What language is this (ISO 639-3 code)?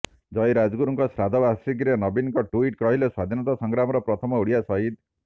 ori